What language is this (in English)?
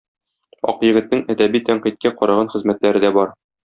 Tatar